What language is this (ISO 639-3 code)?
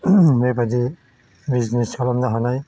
brx